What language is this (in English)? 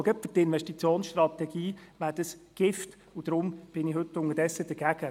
Swiss German